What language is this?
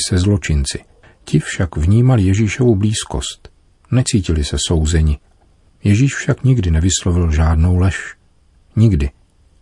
Czech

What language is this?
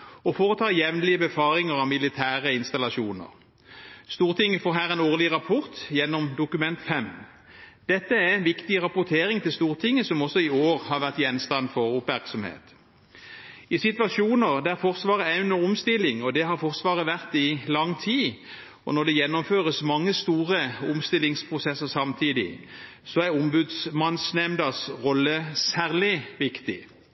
Norwegian Bokmål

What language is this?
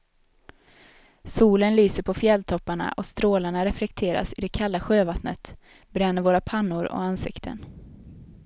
Swedish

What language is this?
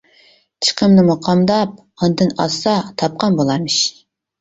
Uyghur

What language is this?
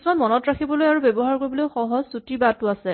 Assamese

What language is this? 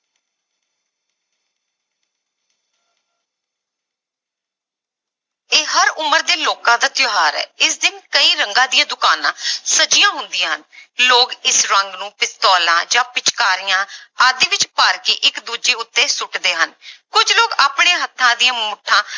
Punjabi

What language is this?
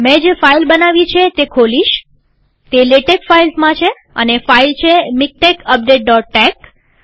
Gujarati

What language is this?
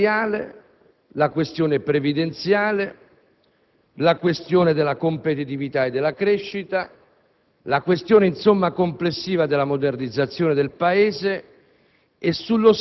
Italian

